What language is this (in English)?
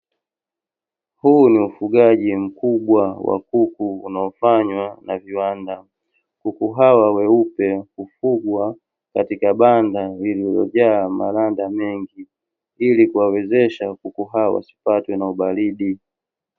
Swahili